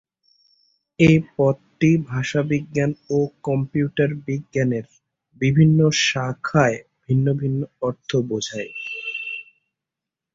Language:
Bangla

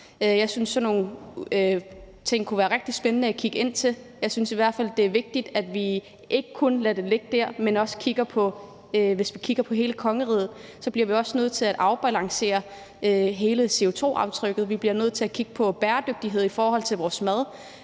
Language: Danish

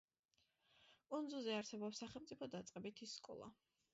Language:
Georgian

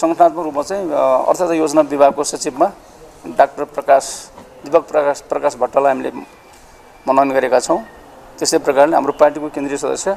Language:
Romanian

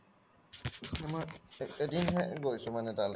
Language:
Assamese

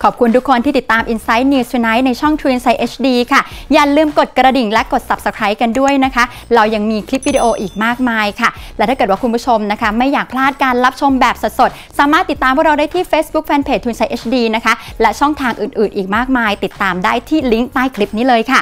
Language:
Thai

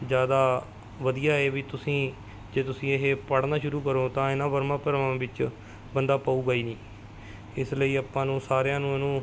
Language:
Punjabi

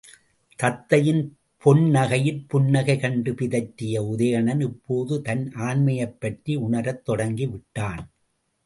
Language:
Tamil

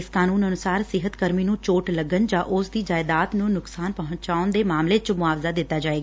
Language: Punjabi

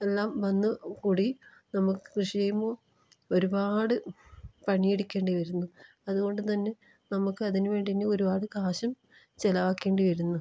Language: Malayalam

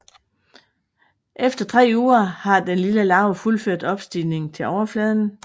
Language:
Danish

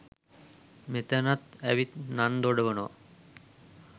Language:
Sinhala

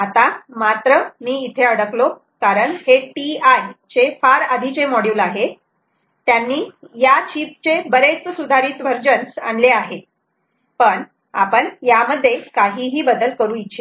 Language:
Marathi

